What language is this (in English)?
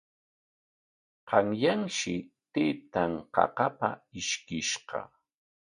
Corongo Ancash Quechua